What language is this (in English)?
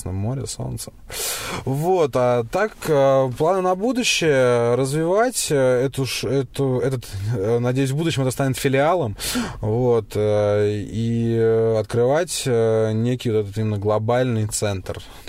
Russian